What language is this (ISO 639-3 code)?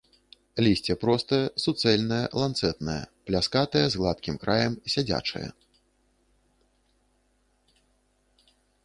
bel